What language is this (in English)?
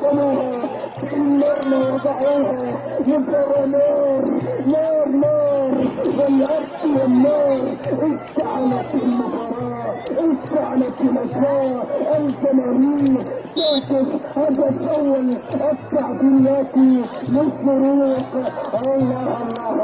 Arabic